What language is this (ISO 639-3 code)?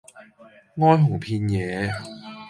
yue